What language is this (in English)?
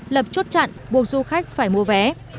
Vietnamese